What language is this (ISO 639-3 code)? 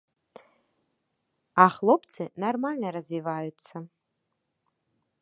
bel